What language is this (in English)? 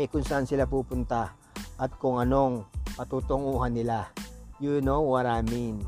Filipino